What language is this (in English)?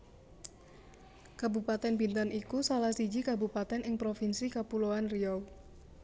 Javanese